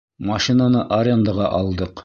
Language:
Bashkir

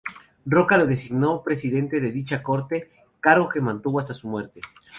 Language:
Spanish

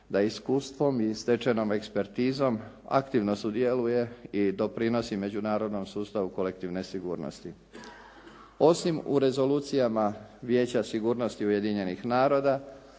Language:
Croatian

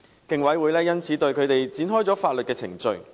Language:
Cantonese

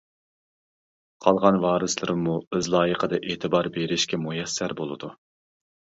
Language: Uyghur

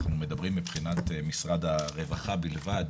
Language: Hebrew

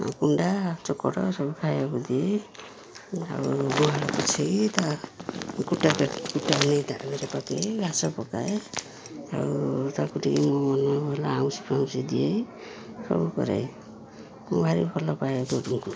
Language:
Odia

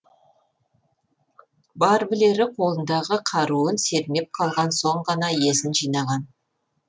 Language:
Kazakh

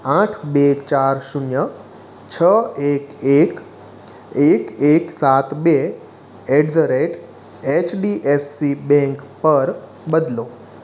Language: Gujarati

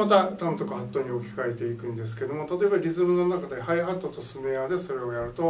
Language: Japanese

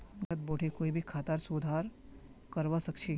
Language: Magahi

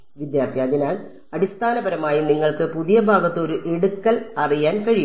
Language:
Malayalam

